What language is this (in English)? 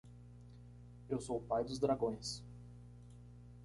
Portuguese